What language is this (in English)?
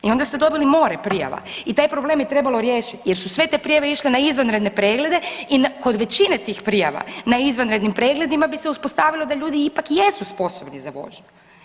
Croatian